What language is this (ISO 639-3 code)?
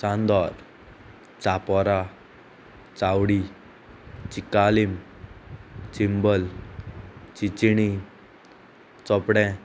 kok